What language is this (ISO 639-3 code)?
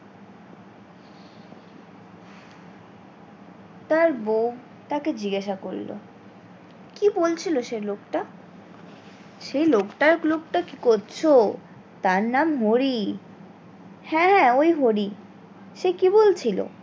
ben